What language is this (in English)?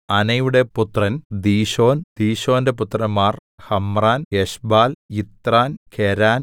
Malayalam